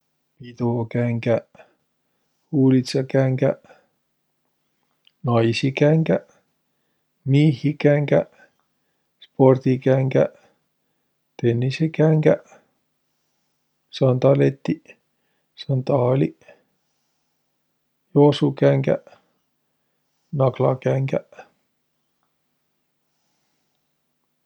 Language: Võro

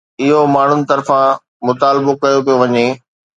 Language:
Sindhi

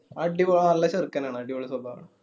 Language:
Malayalam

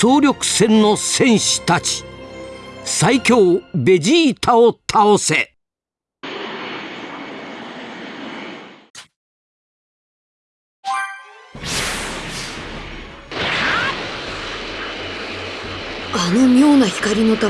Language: Japanese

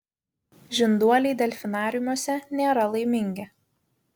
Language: Lithuanian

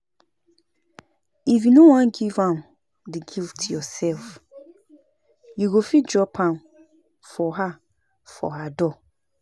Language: Nigerian Pidgin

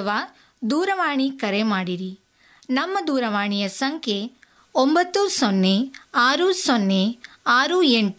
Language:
Kannada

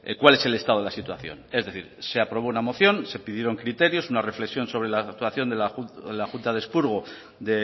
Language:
Spanish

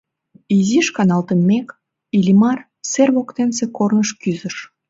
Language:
Mari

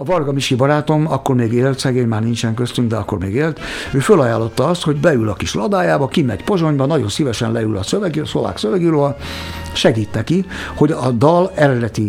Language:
Hungarian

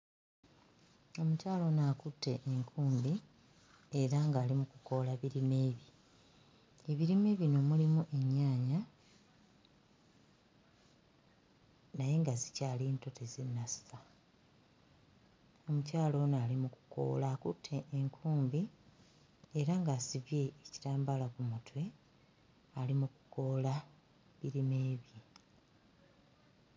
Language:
Ganda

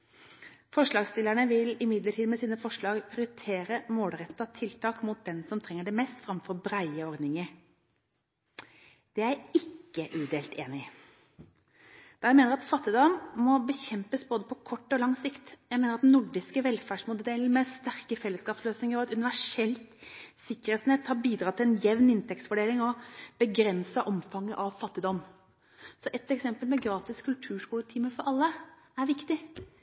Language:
Norwegian Bokmål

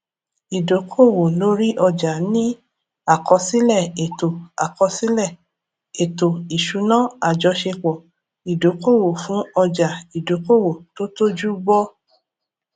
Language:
Yoruba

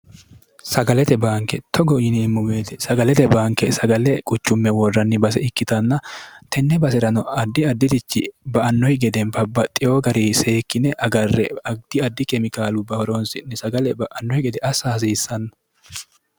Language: Sidamo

